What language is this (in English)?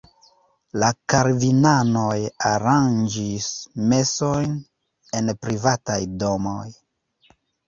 Esperanto